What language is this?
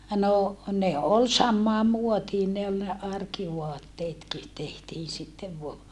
Finnish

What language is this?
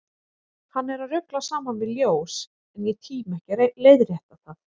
Icelandic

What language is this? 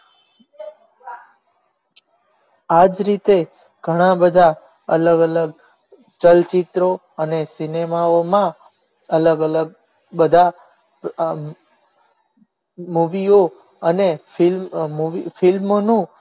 Gujarati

